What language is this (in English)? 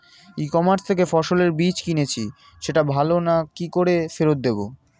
Bangla